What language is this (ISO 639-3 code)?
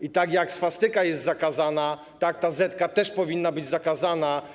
pol